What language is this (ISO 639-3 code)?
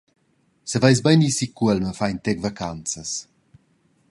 roh